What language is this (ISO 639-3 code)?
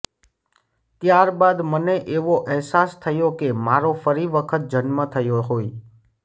guj